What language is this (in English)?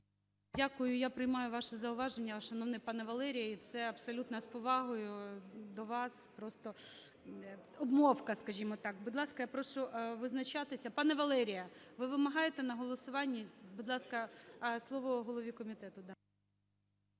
Ukrainian